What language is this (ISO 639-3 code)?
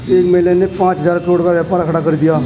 hin